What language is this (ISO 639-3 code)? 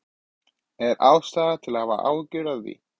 isl